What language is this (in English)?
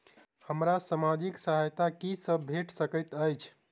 Maithili